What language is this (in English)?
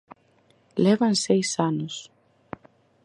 Galician